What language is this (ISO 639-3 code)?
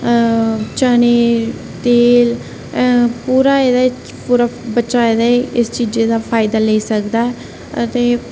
doi